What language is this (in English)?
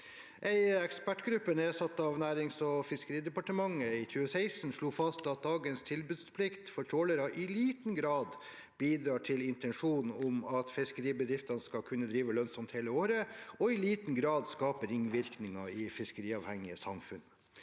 Norwegian